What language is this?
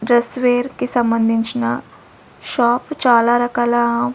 Telugu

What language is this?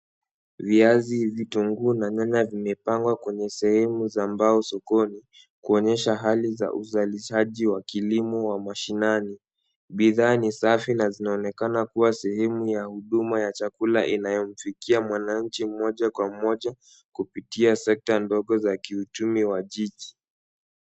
Swahili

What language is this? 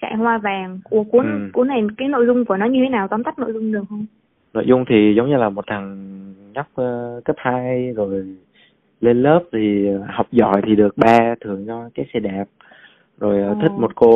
Vietnamese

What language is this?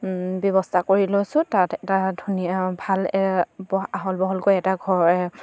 Assamese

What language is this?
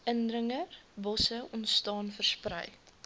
Afrikaans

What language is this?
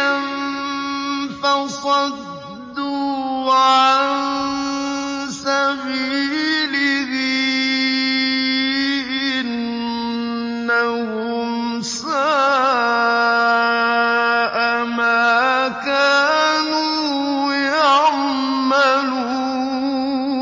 Arabic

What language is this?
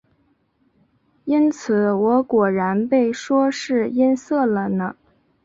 Chinese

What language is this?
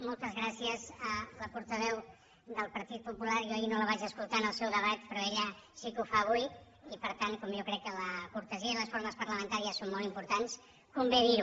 Catalan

